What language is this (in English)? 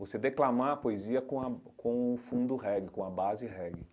Portuguese